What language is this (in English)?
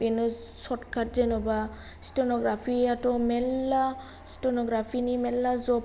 Bodo